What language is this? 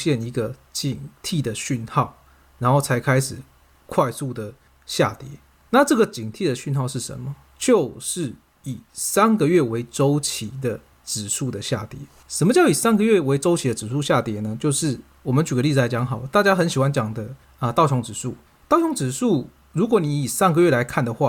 Chinese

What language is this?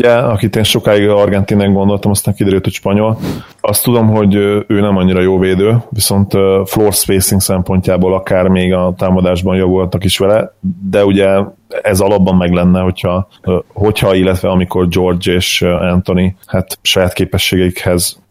Hungarian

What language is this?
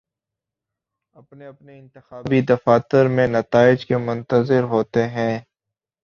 Urdu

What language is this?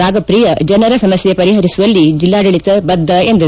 Kannada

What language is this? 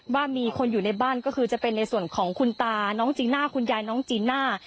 Thai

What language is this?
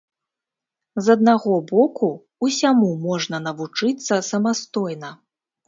Belarusian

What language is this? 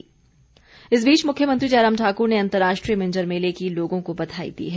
Hindi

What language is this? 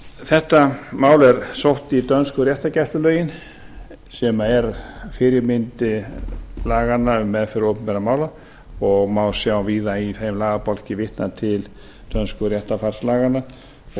Icelandic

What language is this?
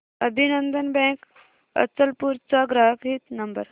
Marathi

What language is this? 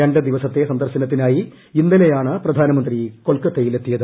Malayalam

